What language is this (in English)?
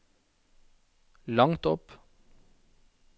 Norwegian